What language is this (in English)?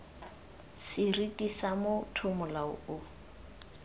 Tswana